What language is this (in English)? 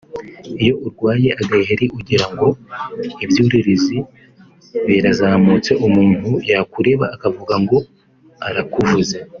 Kinyarwanda